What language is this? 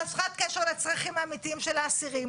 Hebrew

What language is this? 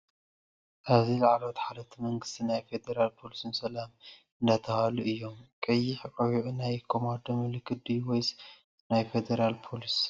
Tigrinya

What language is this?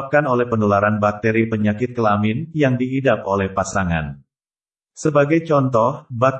Indonesian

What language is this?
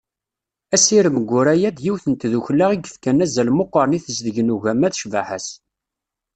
Kabyle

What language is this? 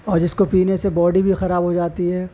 Urdu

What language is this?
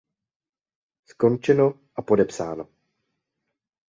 Czech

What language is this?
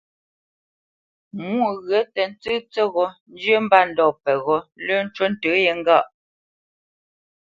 Bamenyam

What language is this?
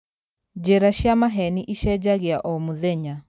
Kikuyu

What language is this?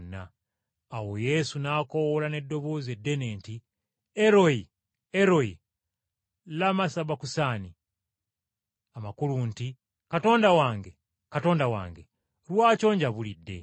Ganda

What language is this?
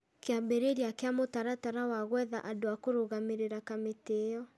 Kikuyu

